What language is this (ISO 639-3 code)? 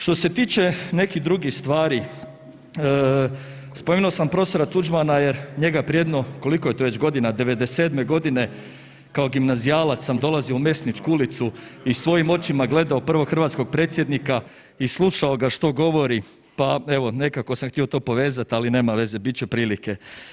hrv